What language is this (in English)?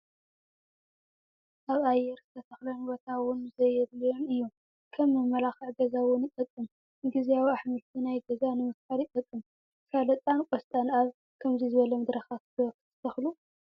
Tigrinya